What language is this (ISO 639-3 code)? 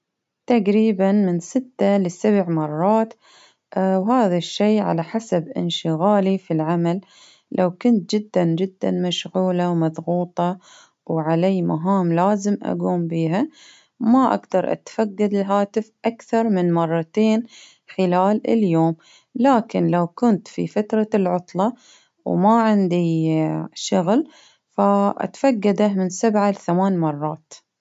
abv